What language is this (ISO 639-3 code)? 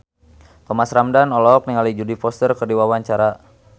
sun